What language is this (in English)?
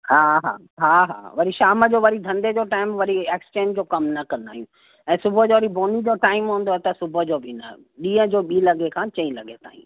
Sindhi